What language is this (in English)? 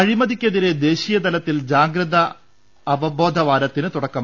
Malayalam